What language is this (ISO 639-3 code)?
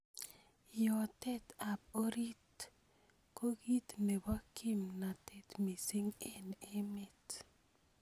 kln